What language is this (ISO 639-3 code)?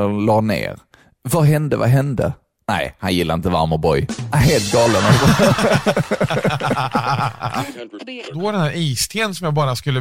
swe